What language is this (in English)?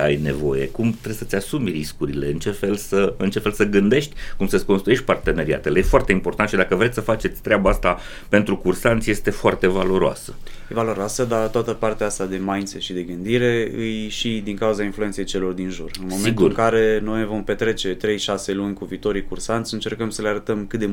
Romanian